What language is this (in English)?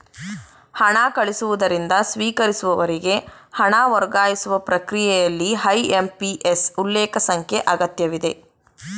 Kannada